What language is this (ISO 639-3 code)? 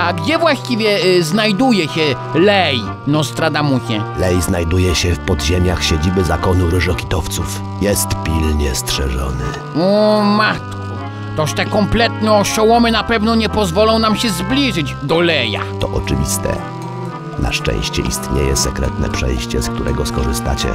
pol